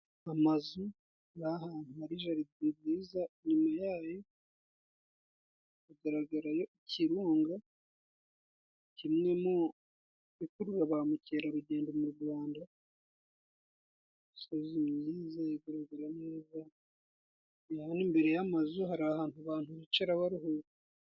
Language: Kinyarwanda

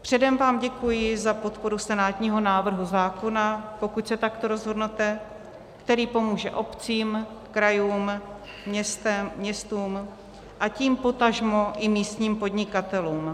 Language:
Czech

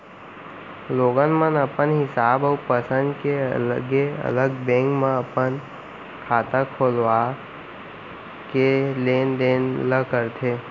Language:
Chhattisgarhi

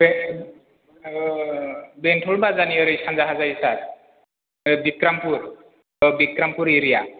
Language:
Bodo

